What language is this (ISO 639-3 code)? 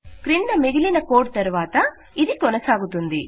tel